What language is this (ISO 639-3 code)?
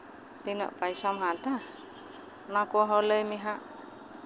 sat